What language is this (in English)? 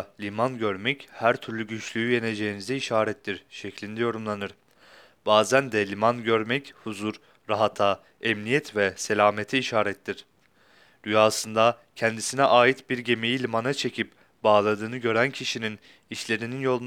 Turkish